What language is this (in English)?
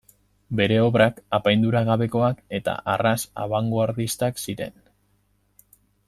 Basque